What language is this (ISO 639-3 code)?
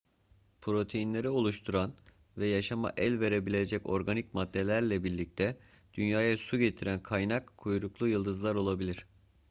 tur